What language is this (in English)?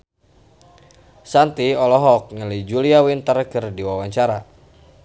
Sundanese